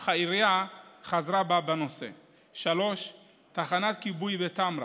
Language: Hebrew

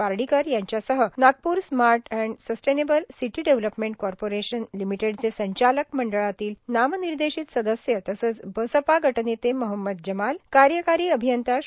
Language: Marathi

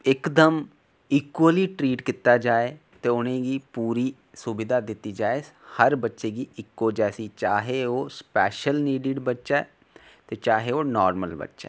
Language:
Dogri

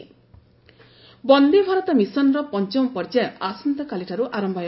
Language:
Odia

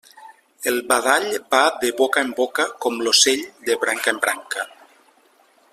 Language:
Catalan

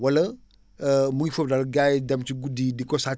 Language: Wolof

